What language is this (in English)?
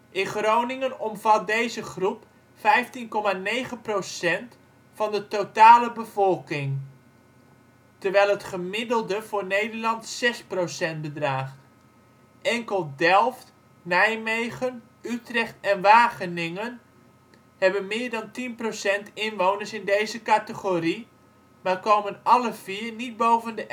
Dutch